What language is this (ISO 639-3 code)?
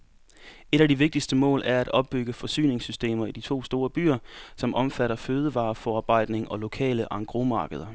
dan